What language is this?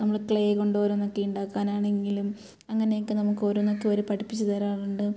Malayalam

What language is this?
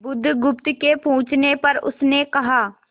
Hindi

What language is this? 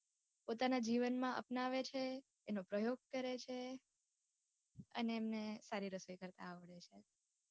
Gujarati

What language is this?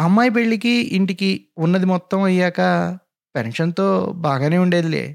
Telugu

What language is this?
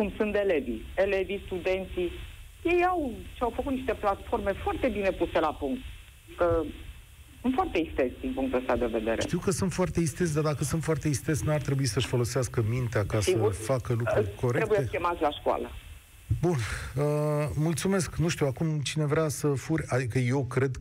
Romanian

